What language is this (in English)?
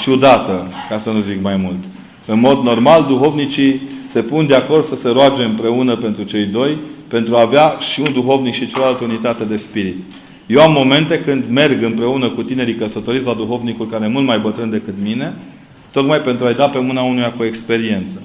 Romanian